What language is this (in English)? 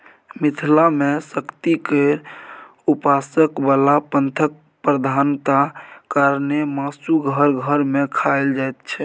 Maithili